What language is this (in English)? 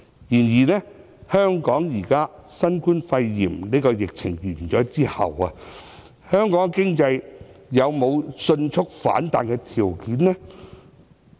Cantonese